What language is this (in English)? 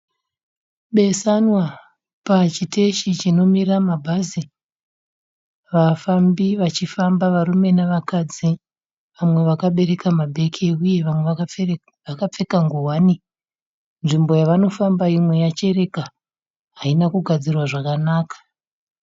Shona